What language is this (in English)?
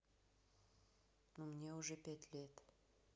Russian